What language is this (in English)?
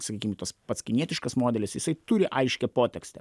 Lithuanian